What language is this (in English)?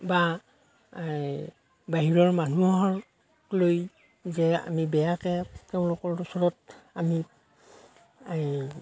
Assamese